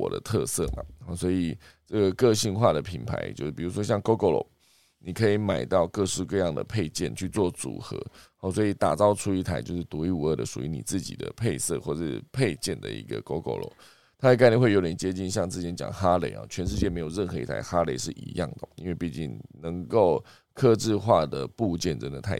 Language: Chinese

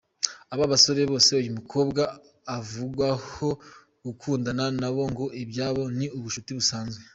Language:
Kinyarwanda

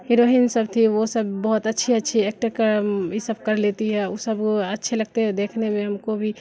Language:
Urdu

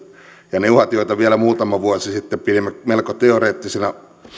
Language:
Finnish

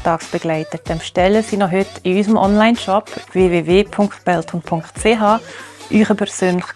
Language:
German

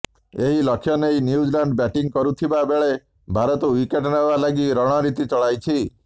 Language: Odia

